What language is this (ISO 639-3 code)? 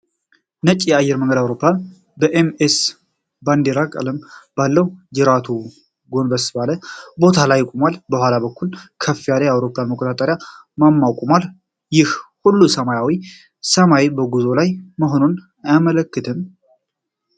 amh